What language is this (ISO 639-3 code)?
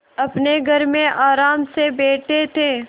hin